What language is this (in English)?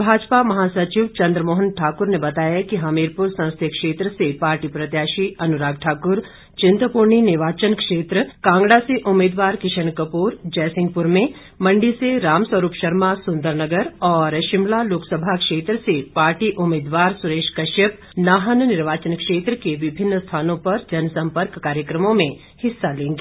Hindi